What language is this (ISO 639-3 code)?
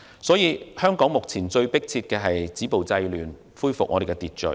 yue